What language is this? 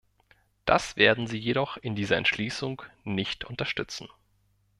German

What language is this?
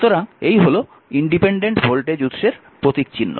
Bangla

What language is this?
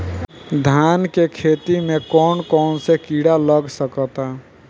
Bhojpuri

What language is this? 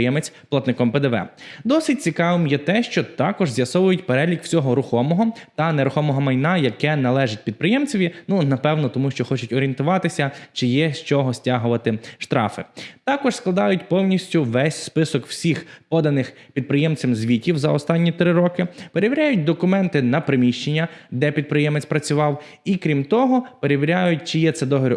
Ukrainian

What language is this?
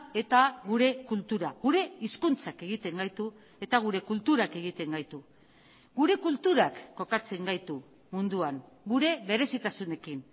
Basque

